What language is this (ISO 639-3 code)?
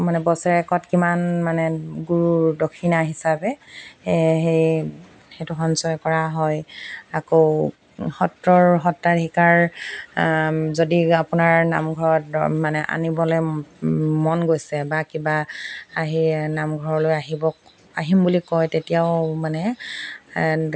asm